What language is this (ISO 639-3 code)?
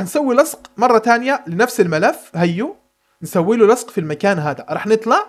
ara